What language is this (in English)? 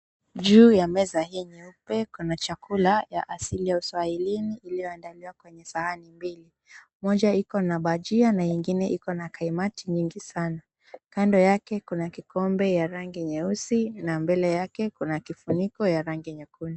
Swahili